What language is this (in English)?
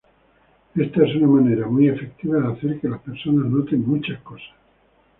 Spanish